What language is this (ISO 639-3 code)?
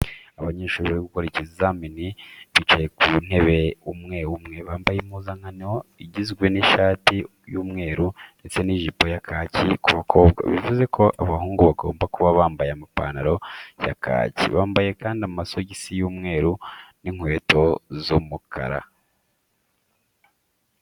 kin